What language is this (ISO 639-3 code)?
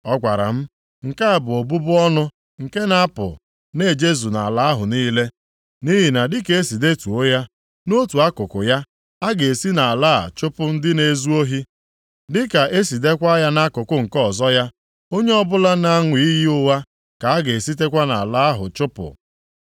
ibo